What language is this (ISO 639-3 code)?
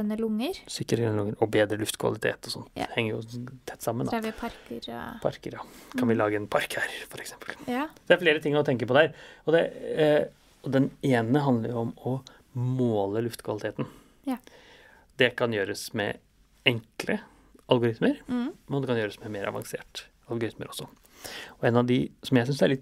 nor